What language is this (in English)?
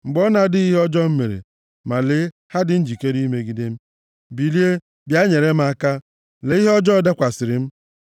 Igbo